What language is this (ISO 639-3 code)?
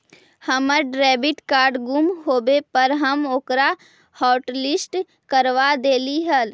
mag